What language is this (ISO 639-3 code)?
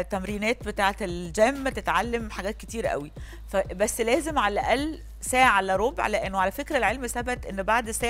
ara